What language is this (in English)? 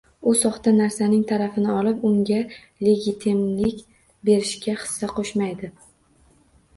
Uzbek